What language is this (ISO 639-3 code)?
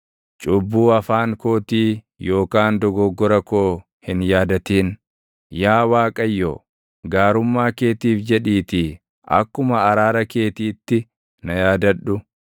orm